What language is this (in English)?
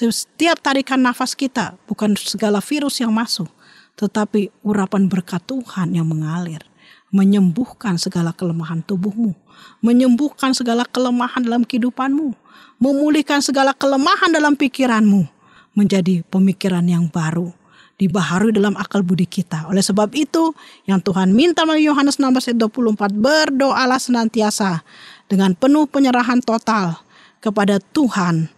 Indonesian